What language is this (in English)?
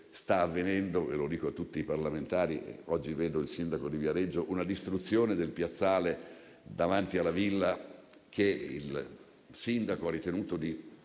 Italian